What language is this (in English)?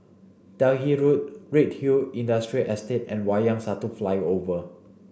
English